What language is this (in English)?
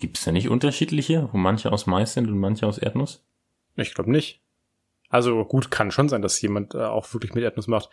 German